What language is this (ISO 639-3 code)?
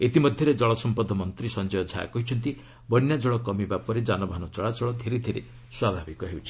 ori